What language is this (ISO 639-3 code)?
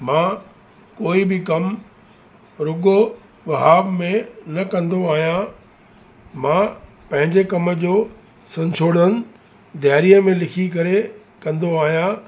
snd